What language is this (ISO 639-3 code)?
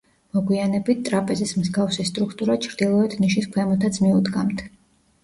kat